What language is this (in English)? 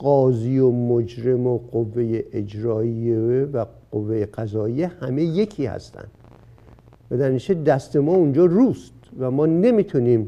Persian